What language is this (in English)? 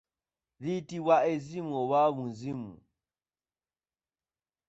Ganda